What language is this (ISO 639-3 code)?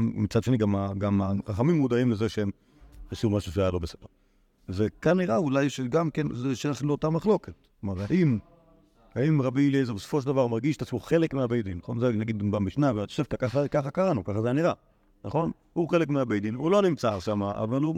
heb